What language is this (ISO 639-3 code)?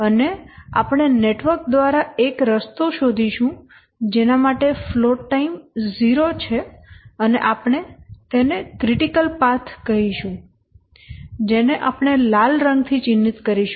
guj